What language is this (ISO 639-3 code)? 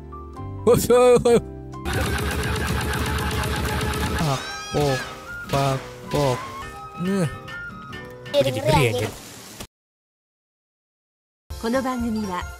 ind